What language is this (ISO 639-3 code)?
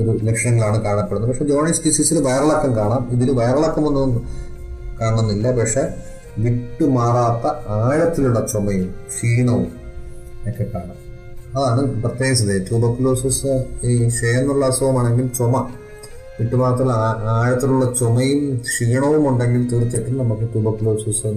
mal